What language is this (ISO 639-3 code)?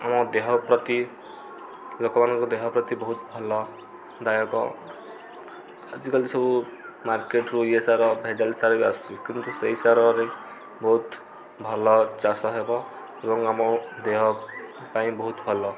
ori